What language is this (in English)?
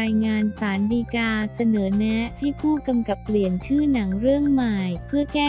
Thai